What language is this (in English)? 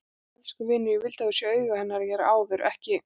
Icelandic